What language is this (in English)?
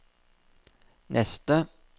Norwegian